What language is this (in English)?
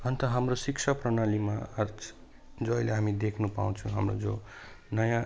Nepali